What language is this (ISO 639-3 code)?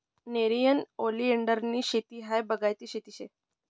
mar